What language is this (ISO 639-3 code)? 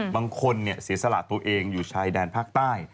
tha